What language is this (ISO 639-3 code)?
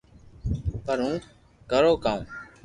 lrk